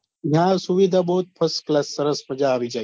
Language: Gujarati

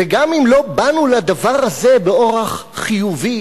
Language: Hebrew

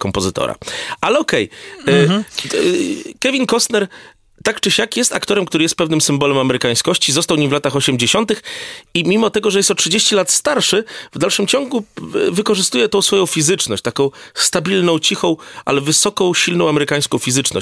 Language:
Polish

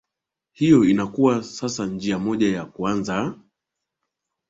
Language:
Swahili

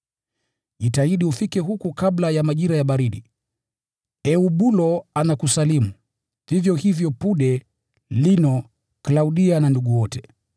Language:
Swahili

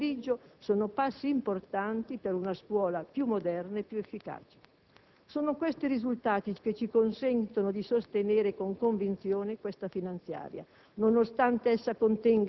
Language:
Italian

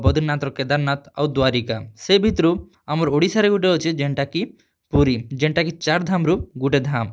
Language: Odia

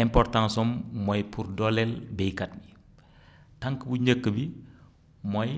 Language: Wolof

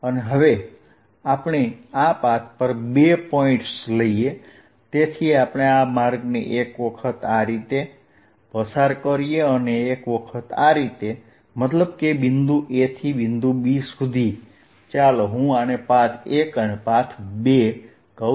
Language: Gujarati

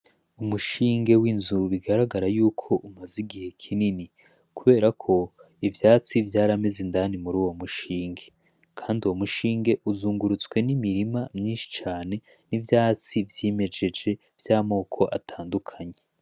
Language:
Rundi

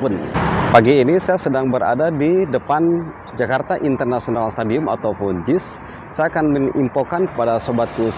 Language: Indonesian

